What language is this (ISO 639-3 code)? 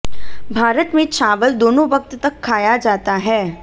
hin